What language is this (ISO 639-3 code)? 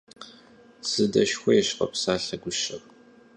kbd